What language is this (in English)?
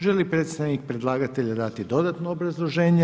Croatian